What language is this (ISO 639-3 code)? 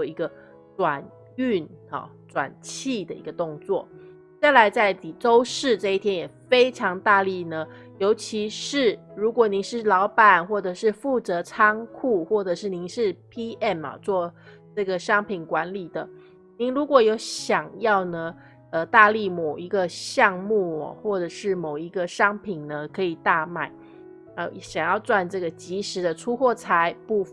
zho